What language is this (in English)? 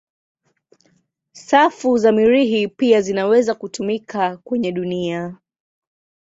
Swahili